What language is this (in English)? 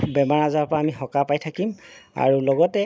Assamese